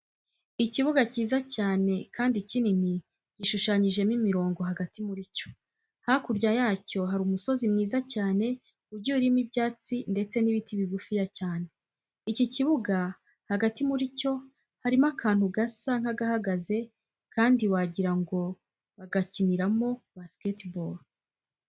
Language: Kinyarwanda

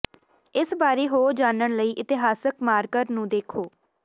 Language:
Punjabi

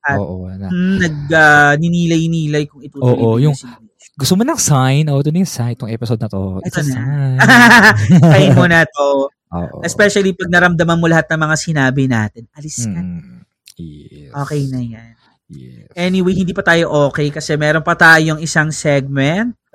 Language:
Filipino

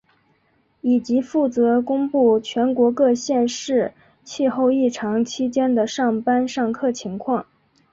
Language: Chinese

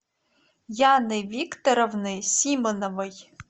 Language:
Russian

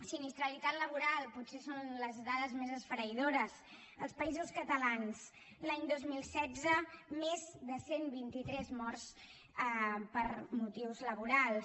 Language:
Catalan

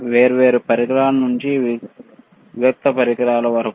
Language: Telugu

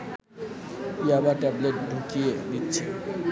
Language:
Bangla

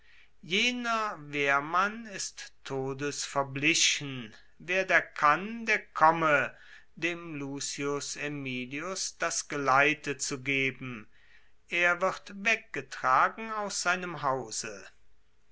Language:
German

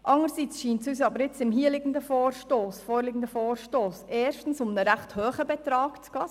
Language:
Swiss German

